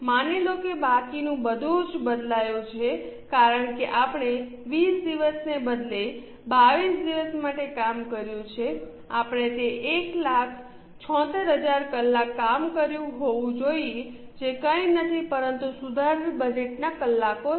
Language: Gujarati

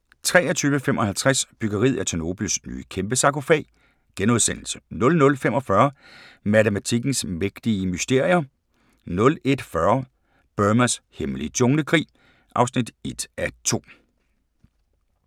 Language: Danish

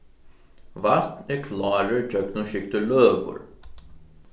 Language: Faroese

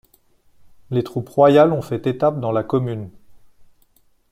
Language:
French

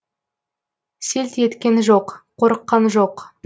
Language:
Kazakh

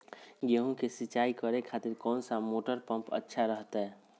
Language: Magahi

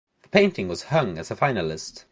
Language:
English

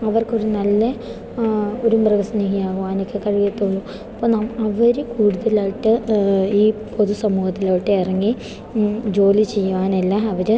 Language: Malayalam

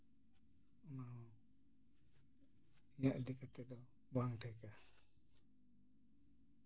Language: Santali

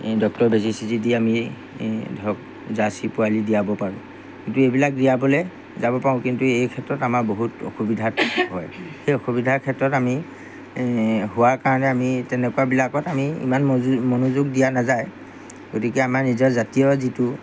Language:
Assamese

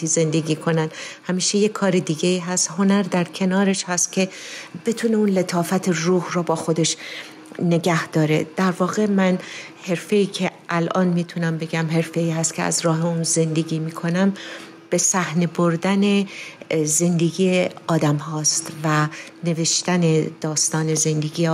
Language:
Persian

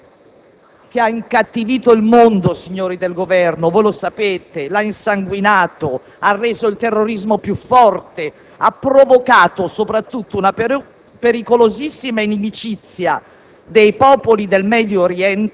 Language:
Italian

